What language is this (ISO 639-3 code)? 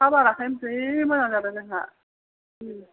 brx